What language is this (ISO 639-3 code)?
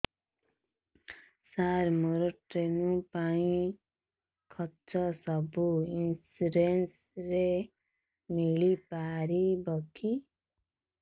ori